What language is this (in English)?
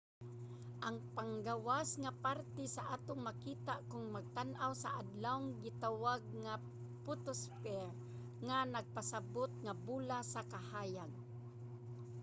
Cebuano